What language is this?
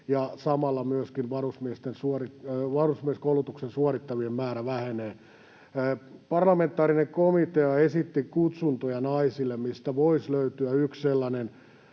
Finnish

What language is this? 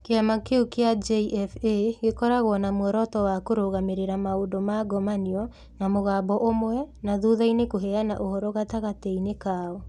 Kikuyu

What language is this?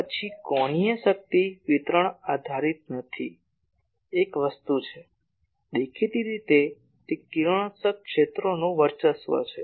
Gujarati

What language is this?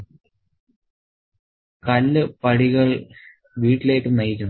Malayalam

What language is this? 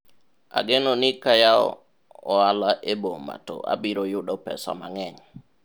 Luo (Kenya and Tanzania)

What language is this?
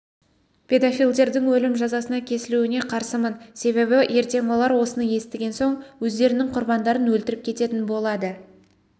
Kazakh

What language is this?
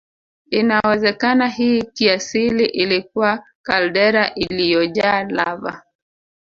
Swahili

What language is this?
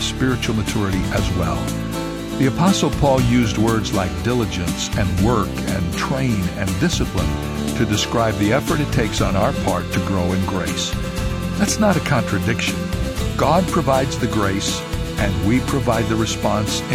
English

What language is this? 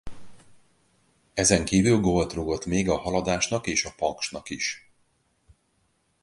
Hungarian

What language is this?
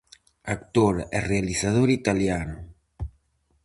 Galician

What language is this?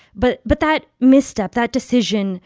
English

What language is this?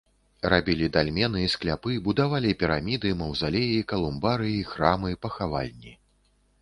Belarusian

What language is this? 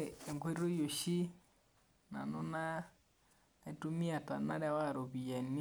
Masai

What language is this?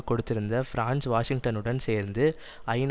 Tamil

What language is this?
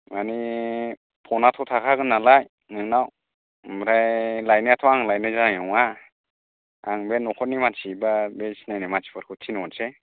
Bodo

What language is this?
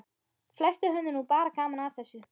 Icelandic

